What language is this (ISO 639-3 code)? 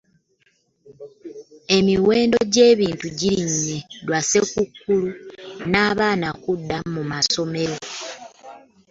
lug